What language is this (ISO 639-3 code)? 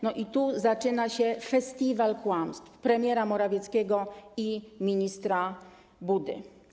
pol